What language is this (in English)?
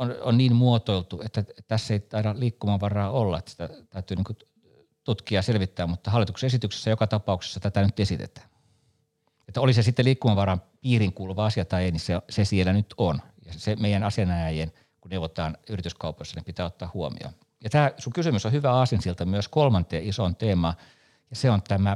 Finnish